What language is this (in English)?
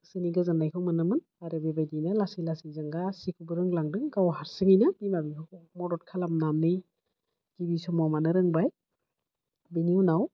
Bodo